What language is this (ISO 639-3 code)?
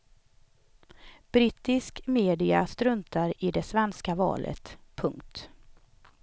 swe